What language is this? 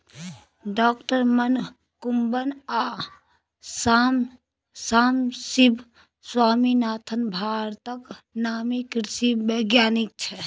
Maithili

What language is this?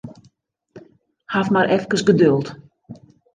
Western Frisian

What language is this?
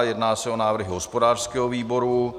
Czech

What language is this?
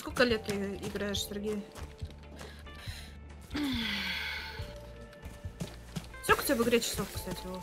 Russian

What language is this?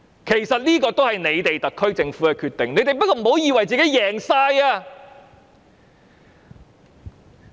Cantonese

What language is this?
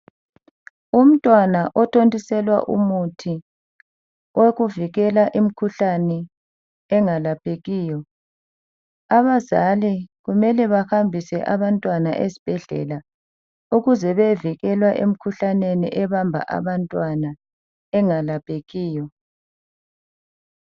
North Ndebele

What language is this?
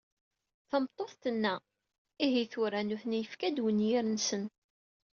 Kabyle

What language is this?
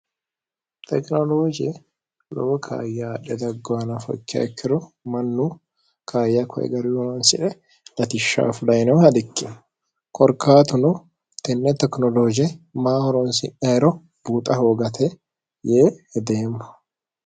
Sidamo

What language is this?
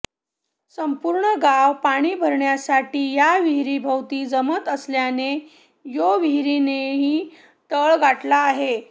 Marathi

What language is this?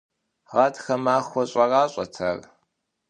Kabardian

